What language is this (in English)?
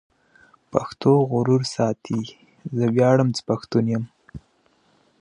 Pashto